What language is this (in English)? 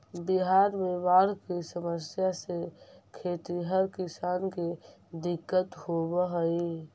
Magahi